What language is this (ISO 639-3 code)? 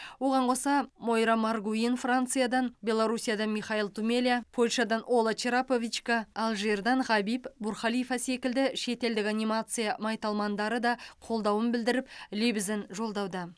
kaz